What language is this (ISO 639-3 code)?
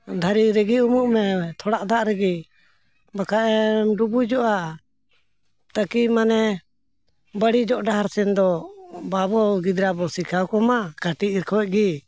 sat